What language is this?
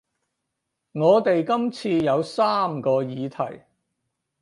Cantonese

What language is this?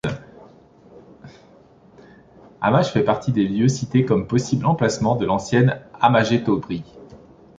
French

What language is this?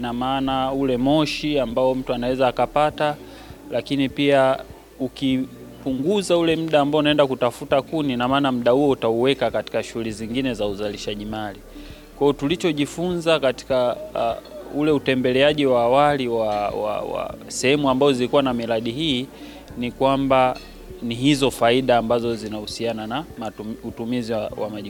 Swahili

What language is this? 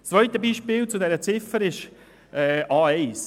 Swiss German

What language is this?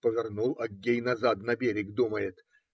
Russian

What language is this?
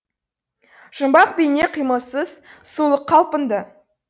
Kazakh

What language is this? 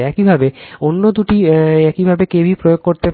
Bangla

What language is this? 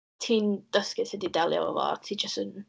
Welsh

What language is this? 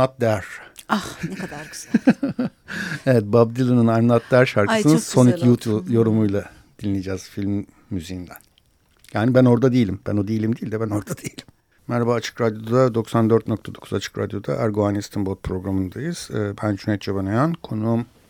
Turkish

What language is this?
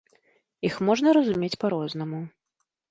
Belarusian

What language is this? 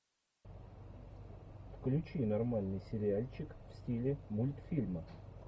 Russian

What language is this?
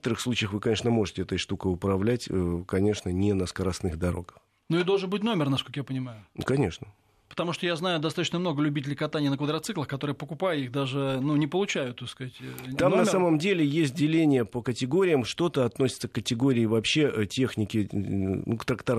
Russian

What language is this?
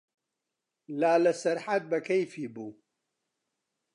Central Kurdish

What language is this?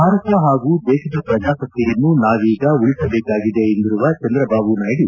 Kannada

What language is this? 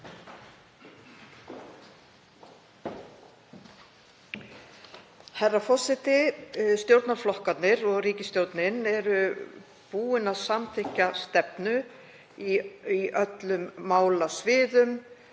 Icelandic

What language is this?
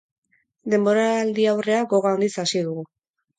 Basque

